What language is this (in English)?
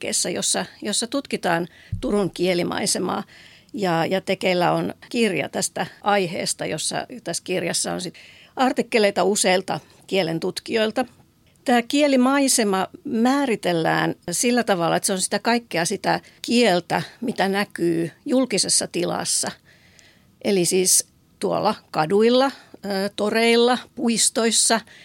Finnish